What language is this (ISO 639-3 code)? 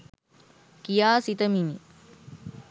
sin